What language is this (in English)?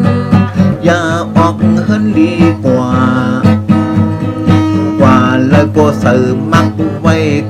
Thai